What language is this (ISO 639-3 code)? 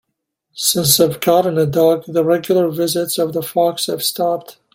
eng